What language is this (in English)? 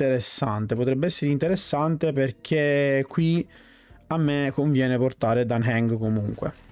Italian